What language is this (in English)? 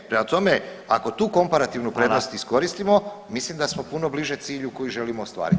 Croatian